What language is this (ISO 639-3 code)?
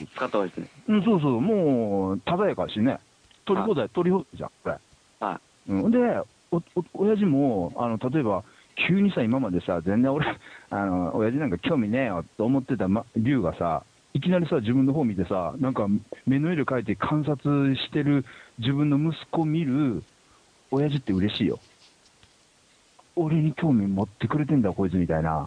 jpn